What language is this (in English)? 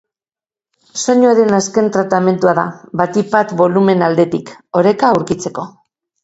Basque